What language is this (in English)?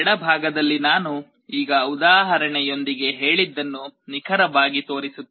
Kannada